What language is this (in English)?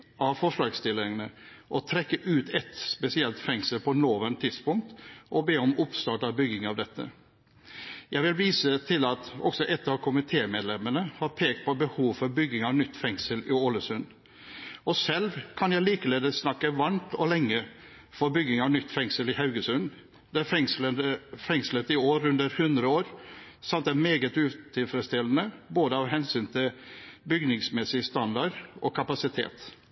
Norwegian Bokmål